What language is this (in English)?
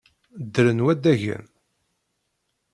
Kabyle